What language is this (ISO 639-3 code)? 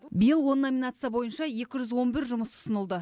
kaz